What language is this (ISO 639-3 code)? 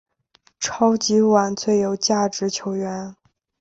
zho